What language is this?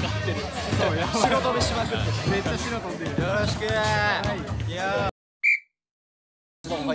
Japanese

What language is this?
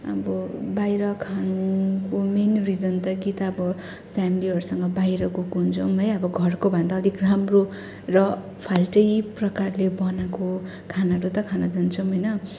Nepali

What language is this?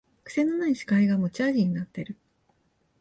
Japanese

